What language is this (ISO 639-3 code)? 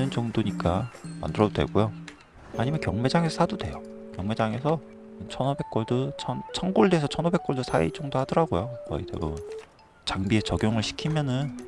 kor